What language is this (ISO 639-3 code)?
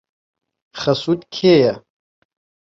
ckb